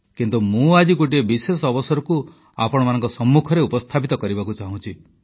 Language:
Odia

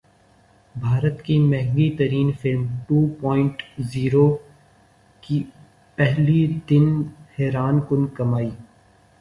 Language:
Urdu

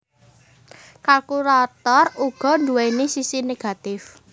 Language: Javanese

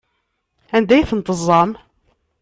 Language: Kabyle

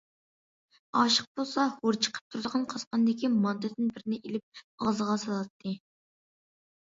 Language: Uyghur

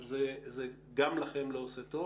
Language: Hebrew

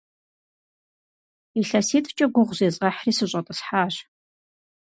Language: Kabardian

